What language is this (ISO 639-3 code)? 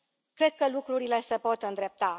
ron